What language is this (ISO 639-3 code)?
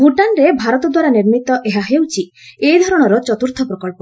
ori